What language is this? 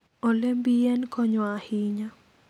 Luo (Kenya and Tanzania)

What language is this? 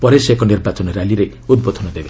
Odia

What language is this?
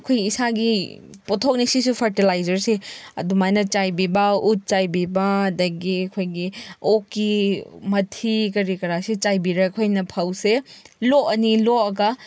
Manipuri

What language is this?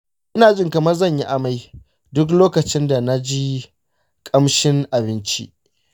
Hausa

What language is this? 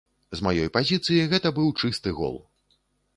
Belarusian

